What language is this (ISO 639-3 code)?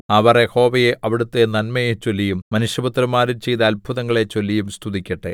mal